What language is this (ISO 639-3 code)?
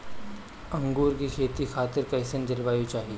bho